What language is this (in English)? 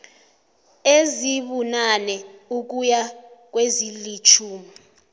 South Ndebele